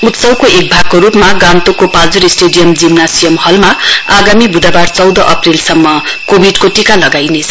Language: Nepali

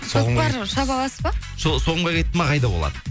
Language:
Kazakh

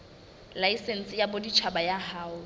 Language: Southern Sotho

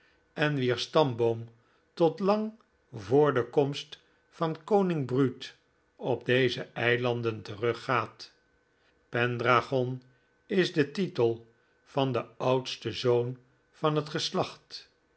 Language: Dutch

